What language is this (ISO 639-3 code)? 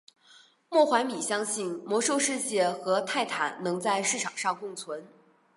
zho